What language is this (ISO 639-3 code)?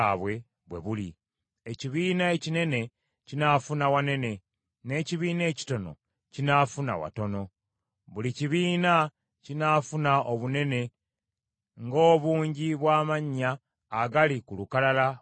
lug